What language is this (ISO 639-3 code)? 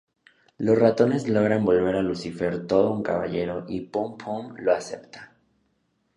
spa